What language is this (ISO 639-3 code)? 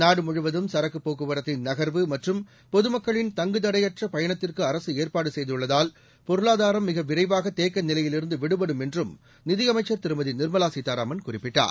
tam